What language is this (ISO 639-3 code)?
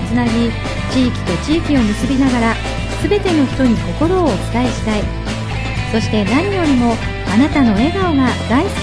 jpn